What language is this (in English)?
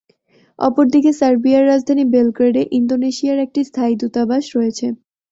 Bangla